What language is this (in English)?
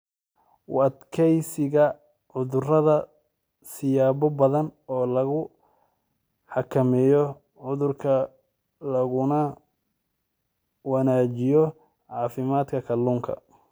Somali